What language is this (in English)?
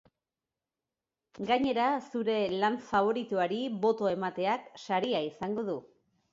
Basque